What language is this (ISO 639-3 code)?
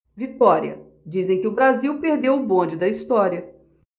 por